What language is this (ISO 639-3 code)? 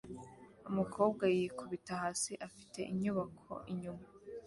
kin